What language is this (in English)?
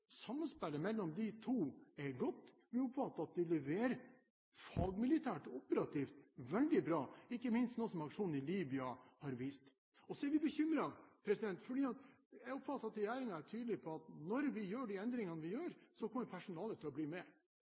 Norwegian Bokmål